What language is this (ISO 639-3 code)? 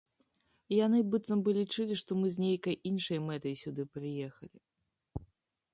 bel